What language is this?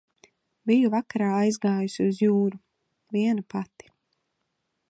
Latvian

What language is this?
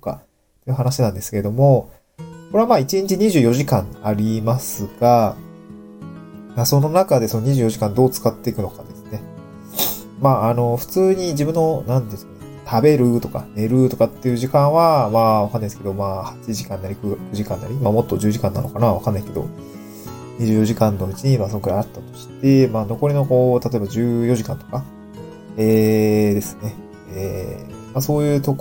Japanese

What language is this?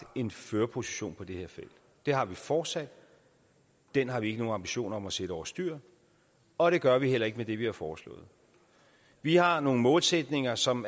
Danish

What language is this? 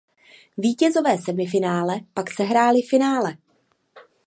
Czech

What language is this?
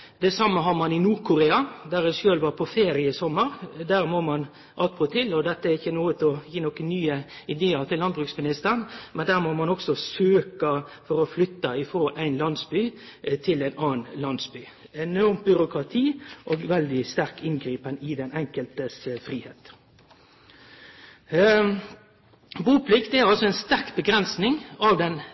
Norwegian Nynorsk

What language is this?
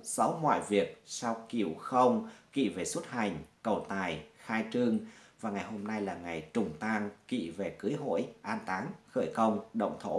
Vietnamese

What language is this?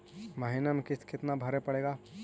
Magahi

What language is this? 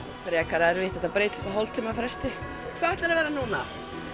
Icelandic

